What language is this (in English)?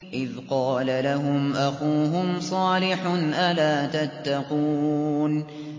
Arabic